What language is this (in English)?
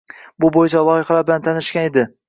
Uzbek